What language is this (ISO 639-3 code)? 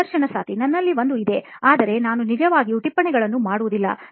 kan